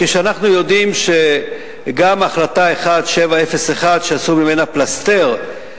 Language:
Hebrew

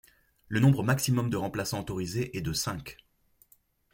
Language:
French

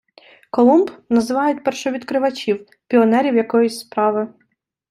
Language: Ukrainian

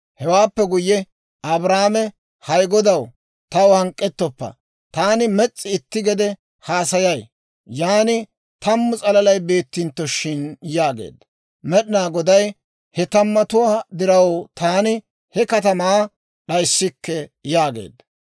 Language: Dawro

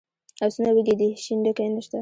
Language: Pashto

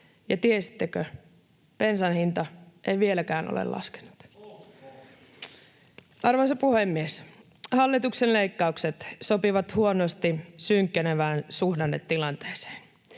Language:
Finnish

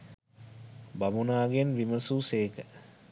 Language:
Sinhala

